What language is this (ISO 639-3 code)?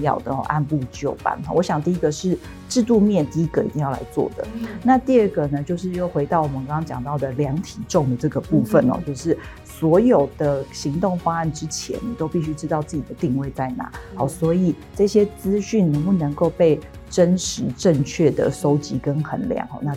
zho